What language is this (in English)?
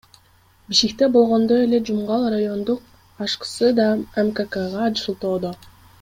Kyrgyz